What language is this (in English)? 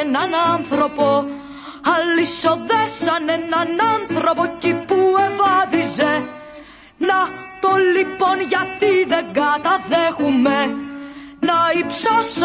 Greek